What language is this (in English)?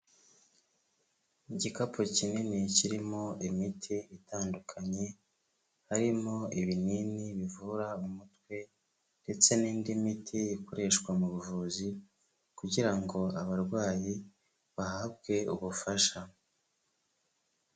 Kinyarwanda